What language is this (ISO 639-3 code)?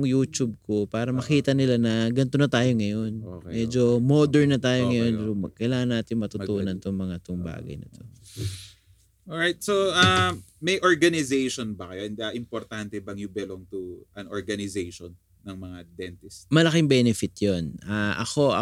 fil